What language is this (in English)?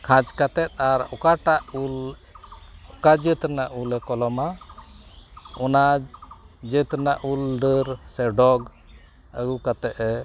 Santali